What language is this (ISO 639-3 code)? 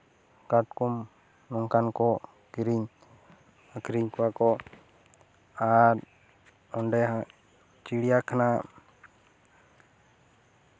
sat